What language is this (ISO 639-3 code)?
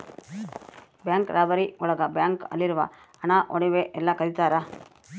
kan